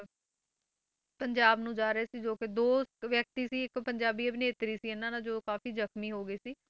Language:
Punjabi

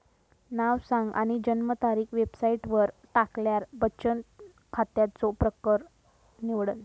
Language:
Marathi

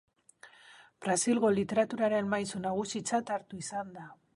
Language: Basque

